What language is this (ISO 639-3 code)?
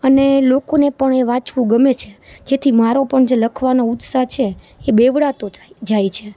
guj